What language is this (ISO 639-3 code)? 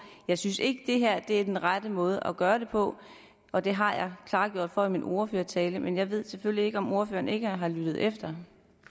dan